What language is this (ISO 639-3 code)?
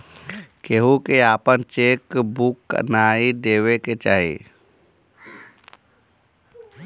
bho